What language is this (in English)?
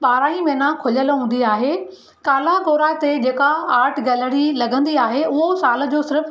Sindhi